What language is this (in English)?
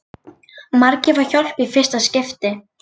Icelandic